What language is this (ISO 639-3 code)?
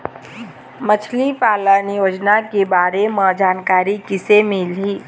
hne